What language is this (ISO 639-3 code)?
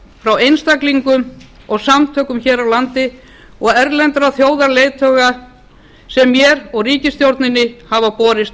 isl